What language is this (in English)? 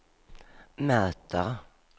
Swedish